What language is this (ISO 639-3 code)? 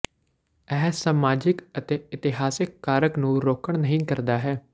pan